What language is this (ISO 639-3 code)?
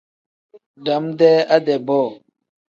kdh